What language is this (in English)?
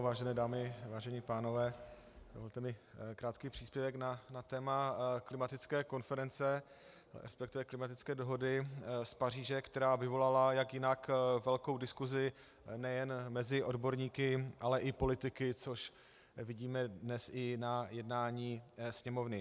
Czech